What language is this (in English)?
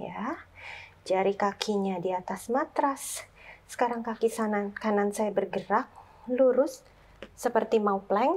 Indonesian